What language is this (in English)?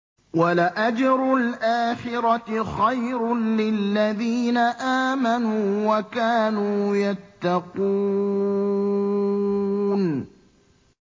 Arabic